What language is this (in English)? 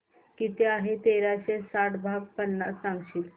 Marathi